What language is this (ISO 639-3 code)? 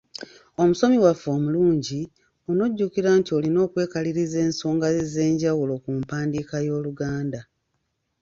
lug